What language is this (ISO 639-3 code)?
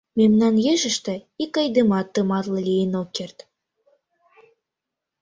chm